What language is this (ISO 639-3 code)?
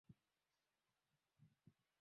swa